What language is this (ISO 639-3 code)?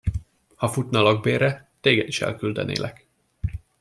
hun